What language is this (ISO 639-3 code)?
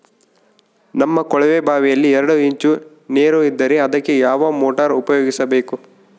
kan